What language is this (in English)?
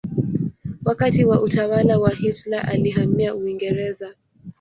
Swahili